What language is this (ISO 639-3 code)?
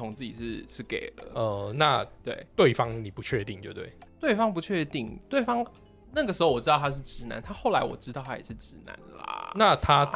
zho